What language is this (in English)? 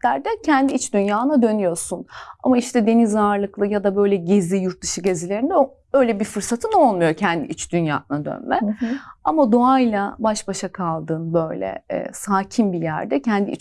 Turkish